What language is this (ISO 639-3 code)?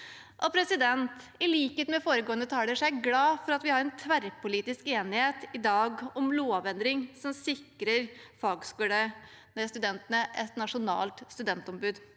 nor